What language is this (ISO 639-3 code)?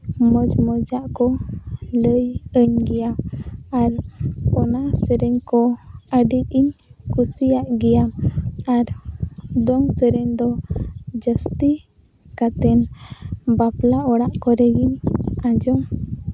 sat